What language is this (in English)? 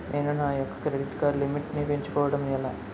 Telugu